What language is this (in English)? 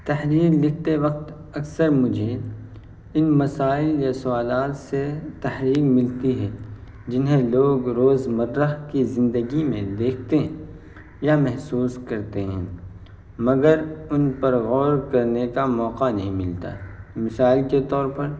Urdu